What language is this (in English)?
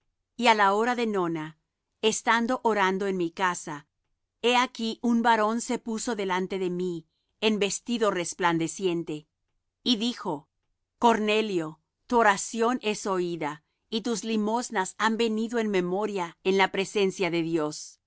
Spanish